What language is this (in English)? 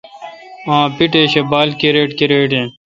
Kalkoti